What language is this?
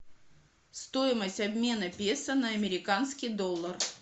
Russian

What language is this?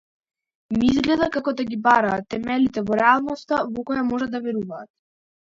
Macedonian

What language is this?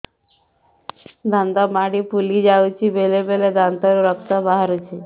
Odia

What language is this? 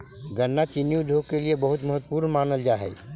Magahi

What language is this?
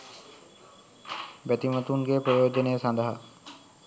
Sinhala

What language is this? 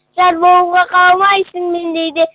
Kazakh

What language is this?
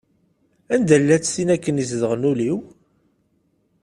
Kabyle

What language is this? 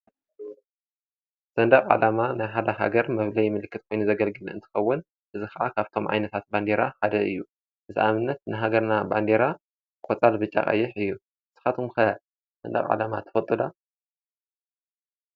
Tigrinya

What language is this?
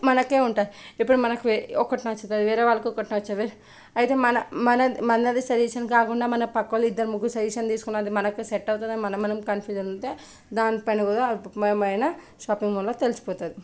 Telugu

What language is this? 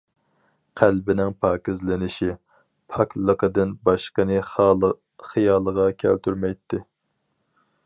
Uyghur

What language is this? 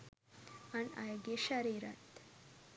Sinhala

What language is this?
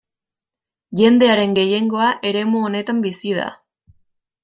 Basque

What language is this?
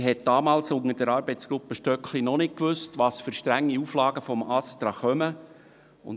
Swiss German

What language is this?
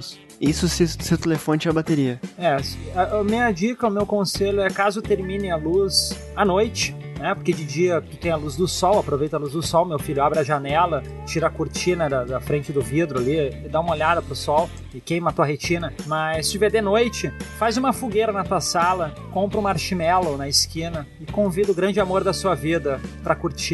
Portuguese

